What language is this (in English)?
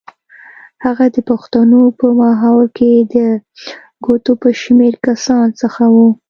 Pashto